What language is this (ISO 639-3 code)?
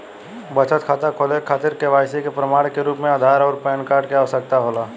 bho